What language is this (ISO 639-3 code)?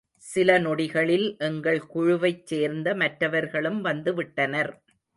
tam